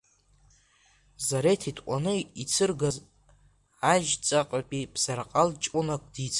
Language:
Abkhazian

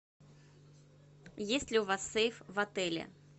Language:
Russian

